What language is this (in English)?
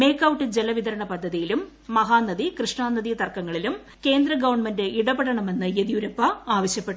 Malayalam